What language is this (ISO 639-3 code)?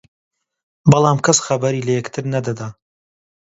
ckb